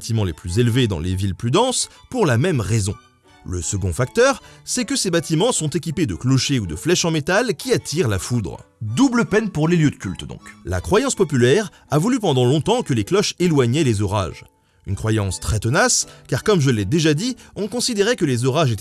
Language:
French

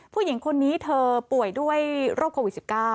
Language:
Thai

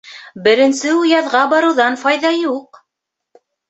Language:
Bashkir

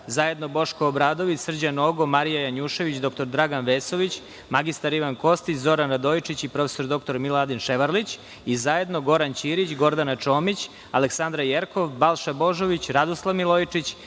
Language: Serbian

